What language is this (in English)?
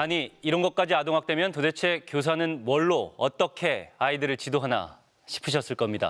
Korean